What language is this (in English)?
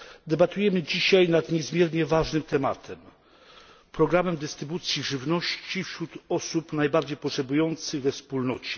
Polish